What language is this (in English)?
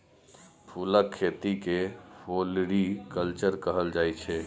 Maithili